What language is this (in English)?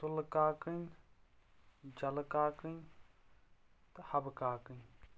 Kashmiri